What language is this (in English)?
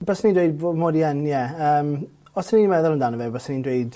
Welsh